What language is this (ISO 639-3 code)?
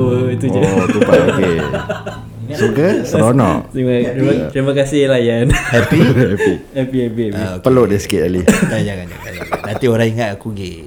msa